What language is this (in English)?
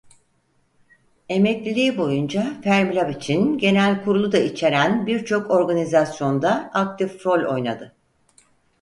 Turkish